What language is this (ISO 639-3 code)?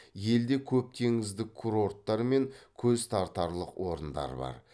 kaz